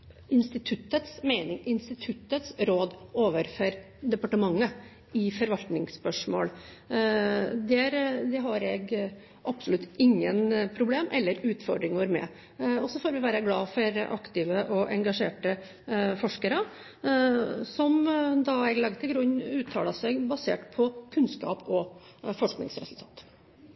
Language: Norwegian Bokmål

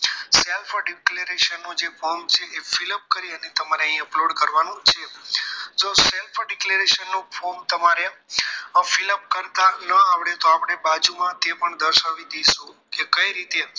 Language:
Gujarati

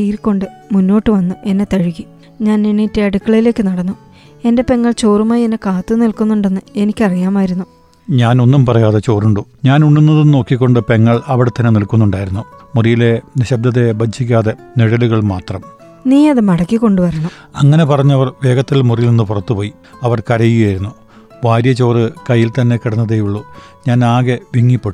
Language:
Malayalam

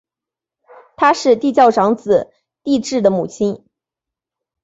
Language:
Chinese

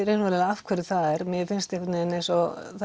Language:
Icelandic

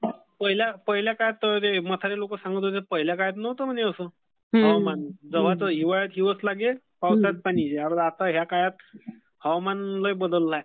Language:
Marathi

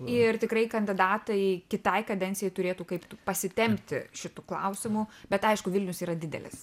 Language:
Lithuanian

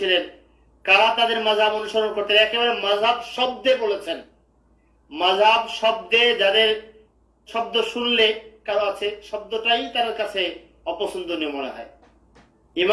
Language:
Bangla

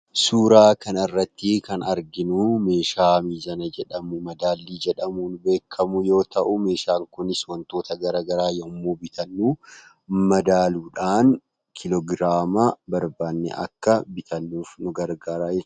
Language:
Oromo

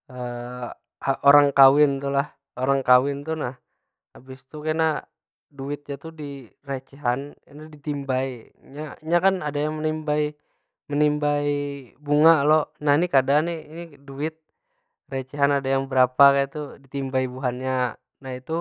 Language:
Banjar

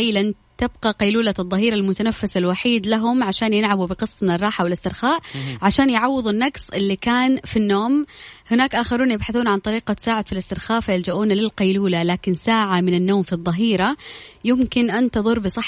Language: Arabic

